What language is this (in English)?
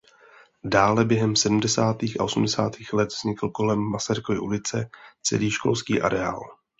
Czech